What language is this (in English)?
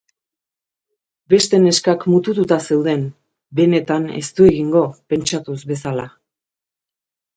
Basque